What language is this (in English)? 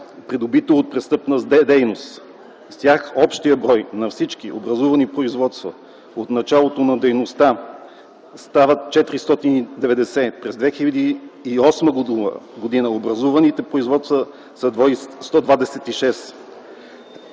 Bulgarian